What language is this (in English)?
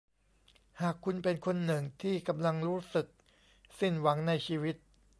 Thai